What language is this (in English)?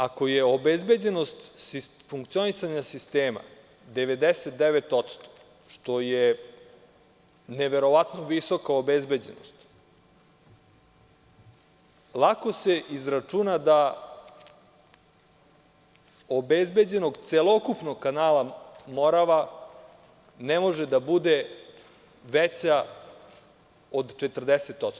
Serbian